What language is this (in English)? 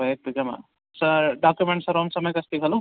Sanskrit